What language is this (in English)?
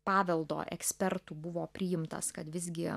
Lithuanian